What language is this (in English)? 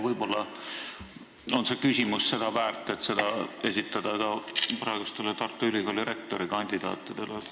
Estonian